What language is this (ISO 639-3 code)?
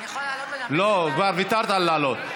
heb